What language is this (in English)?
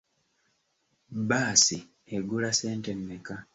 Ganda